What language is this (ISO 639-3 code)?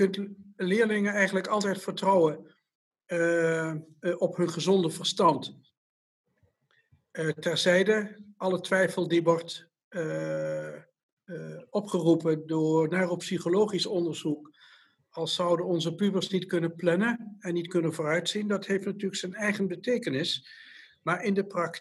nld